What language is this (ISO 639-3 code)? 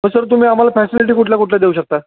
mar